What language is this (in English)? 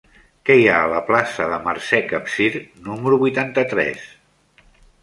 Catalan